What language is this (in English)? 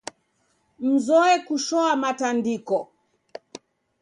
Taita